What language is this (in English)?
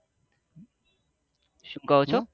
Gujarati